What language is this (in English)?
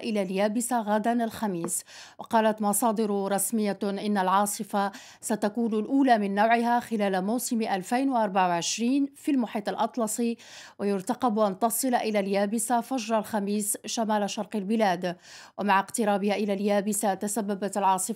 Arabic